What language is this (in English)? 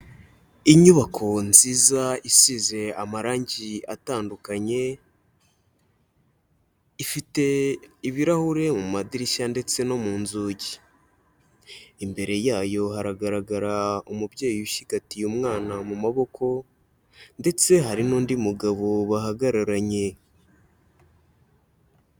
Kinyarwanda